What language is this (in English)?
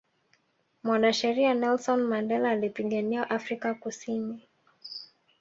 Swahili